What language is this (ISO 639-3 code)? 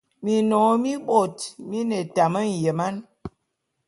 bum